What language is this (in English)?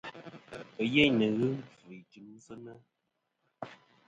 Kom